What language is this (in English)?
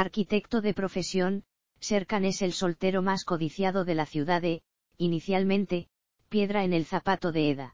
Spanish